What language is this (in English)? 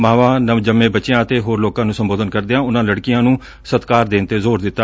Punjabi